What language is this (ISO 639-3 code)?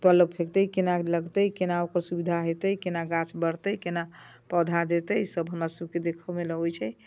mai